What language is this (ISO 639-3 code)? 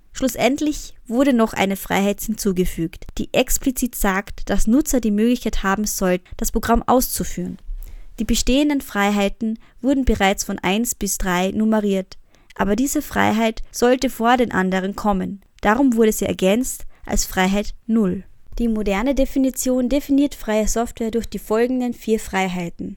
deu